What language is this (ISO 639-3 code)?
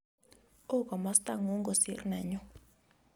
kln